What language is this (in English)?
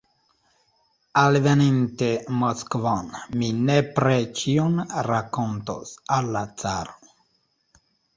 Esperanto